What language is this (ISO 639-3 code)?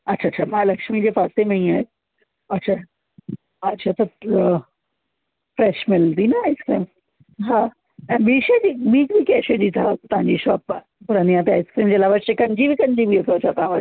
snd